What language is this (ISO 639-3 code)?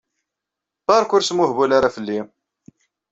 kab